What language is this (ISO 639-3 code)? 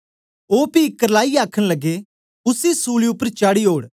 doi